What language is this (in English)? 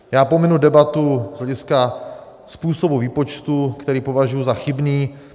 Czech